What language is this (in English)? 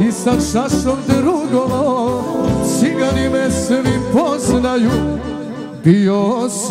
Arabic